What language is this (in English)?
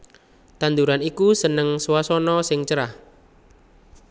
Javanese